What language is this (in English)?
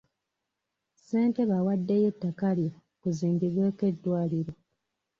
Ganda